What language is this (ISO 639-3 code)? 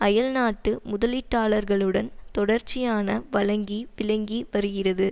tam